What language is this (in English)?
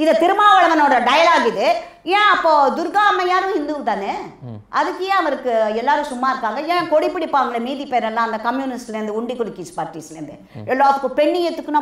Hindi